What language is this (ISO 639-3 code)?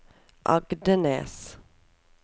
nor